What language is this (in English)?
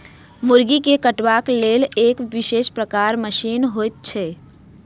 Maithili